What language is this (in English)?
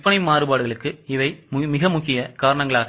Tamil